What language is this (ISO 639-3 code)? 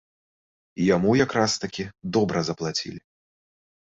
bel